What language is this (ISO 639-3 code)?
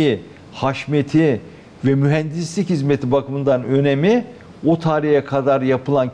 tur